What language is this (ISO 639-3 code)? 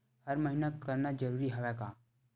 hne